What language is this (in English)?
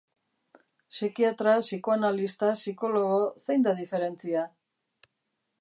Basque